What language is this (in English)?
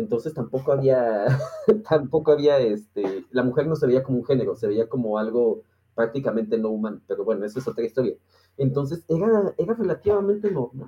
Spanish